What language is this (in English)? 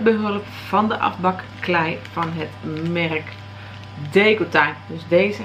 Dutch